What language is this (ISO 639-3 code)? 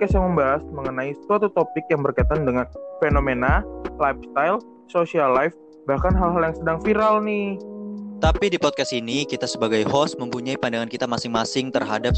ind